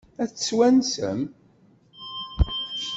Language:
Kabyle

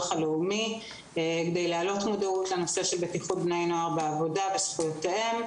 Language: Hebrew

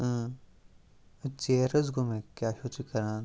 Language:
Kashmiri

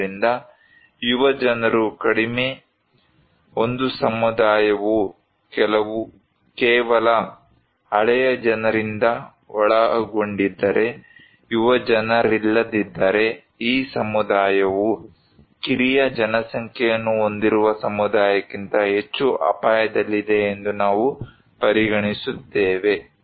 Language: Kannada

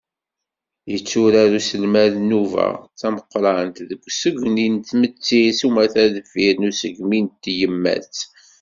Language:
Kabyle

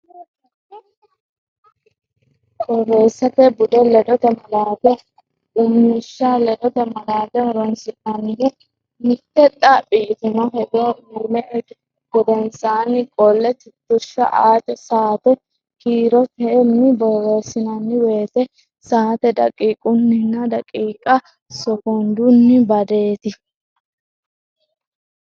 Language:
Sidamo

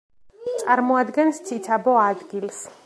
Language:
Georgian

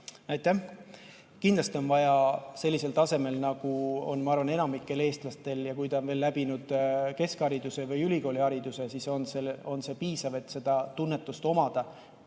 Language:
Estonian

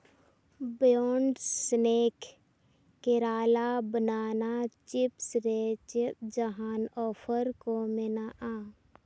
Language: Santali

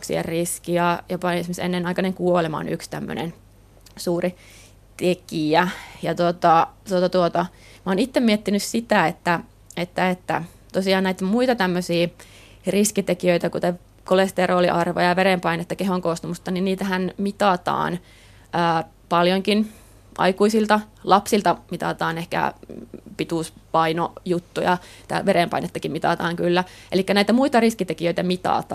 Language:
Finnish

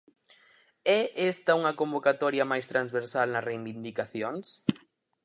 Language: Galician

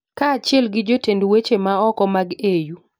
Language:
Luo (Kenya and Tanzania)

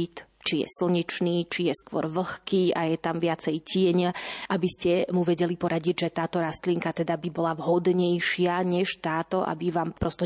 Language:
Slovak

